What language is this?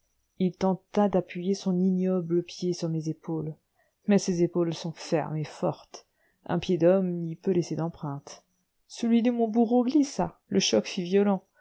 French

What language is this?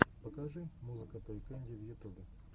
Russian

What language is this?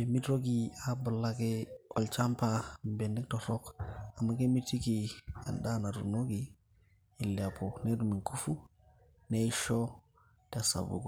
Masai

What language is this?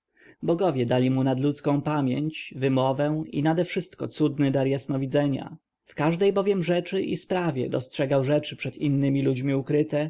Polish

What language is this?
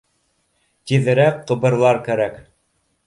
Bashkir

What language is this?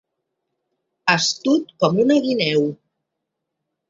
Catalan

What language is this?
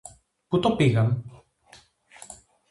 Greek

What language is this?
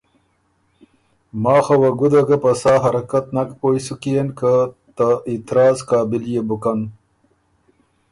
Ormuri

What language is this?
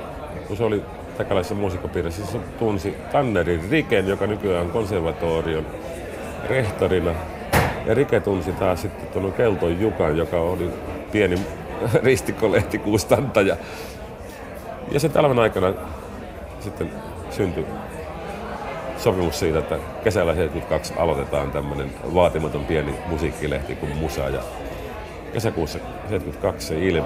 Finnish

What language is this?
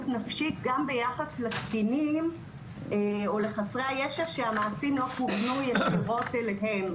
Hebrew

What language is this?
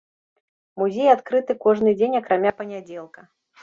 Belarusian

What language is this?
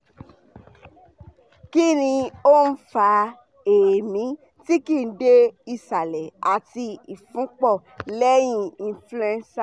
Yoruba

